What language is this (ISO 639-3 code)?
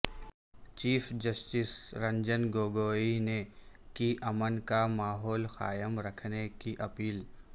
urd